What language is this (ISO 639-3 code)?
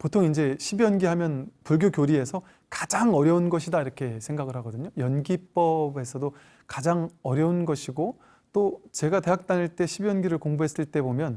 kor